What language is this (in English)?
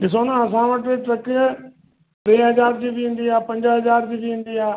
Sindhi